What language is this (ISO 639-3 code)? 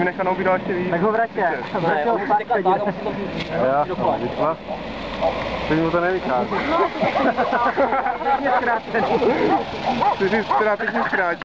ces